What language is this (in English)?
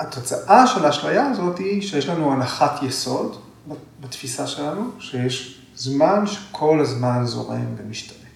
Hebrew